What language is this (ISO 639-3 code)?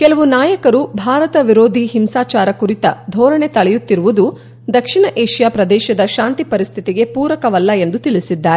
kan